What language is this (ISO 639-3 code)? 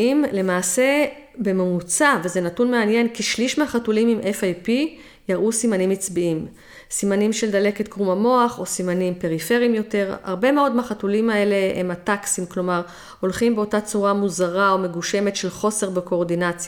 heb